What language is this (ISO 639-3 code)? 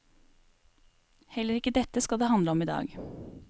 nor